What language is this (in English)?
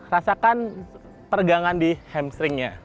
Indonesian